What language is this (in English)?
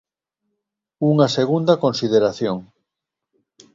Galician